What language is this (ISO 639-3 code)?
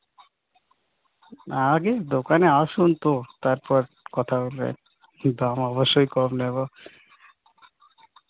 ben